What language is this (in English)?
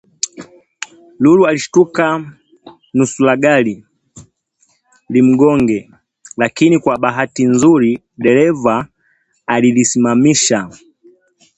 Swahili